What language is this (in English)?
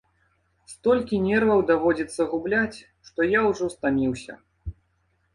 Belarusian